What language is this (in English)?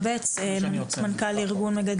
Hebrew